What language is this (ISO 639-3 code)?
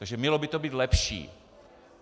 ces